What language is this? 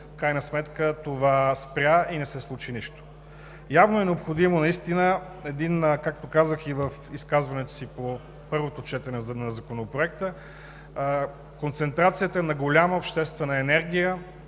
Bulgarian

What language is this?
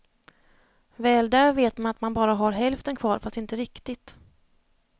Swedish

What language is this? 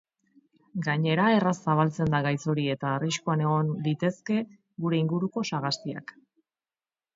Basque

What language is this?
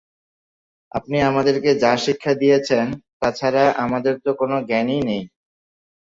Bangla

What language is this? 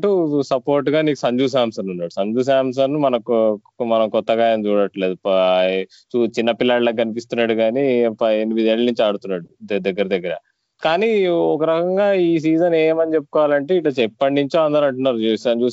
Telugu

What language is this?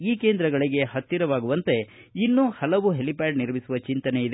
Kannada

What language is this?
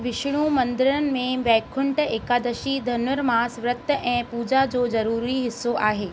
Sindhi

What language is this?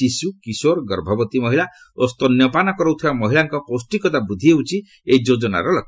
Odia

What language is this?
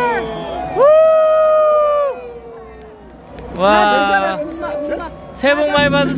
Korean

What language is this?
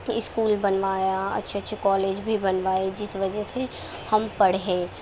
Urdu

